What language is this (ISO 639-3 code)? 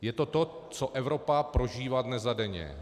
ces